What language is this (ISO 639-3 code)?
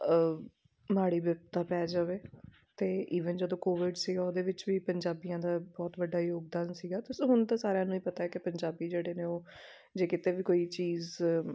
pan